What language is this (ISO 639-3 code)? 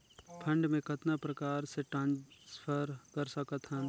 hne